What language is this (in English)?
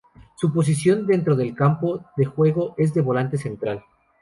Spanish